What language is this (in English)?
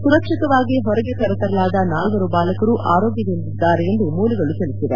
Kannada